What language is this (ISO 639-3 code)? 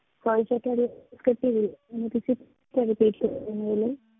pan